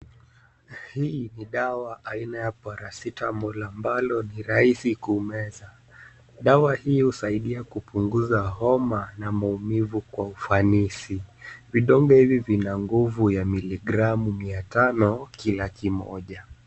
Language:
Swahili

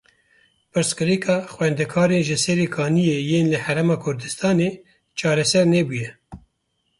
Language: Kurdish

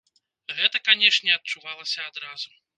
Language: Belarusian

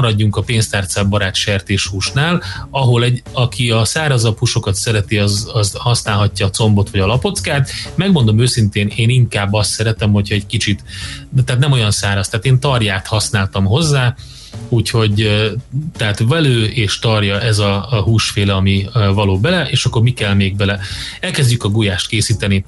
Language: Hungarian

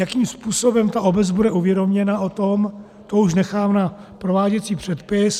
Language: Czech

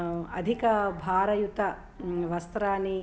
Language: Sanskrit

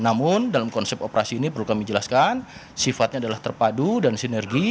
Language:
Indonesian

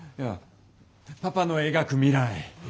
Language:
Japanese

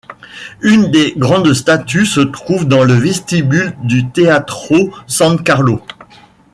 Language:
French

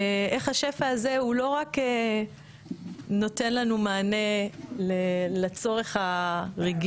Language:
Hebrew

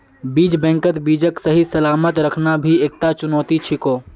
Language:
Magahi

